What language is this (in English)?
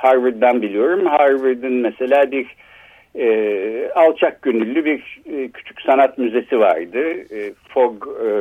Turkish